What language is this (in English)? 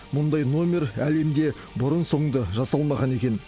Kazakh